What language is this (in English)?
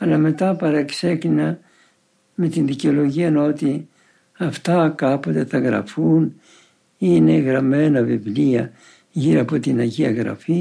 Greek